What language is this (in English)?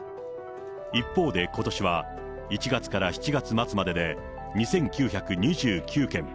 Japanese